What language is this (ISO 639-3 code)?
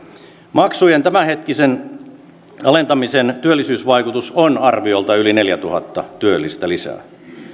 fin